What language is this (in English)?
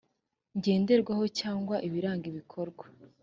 Kinyarwanda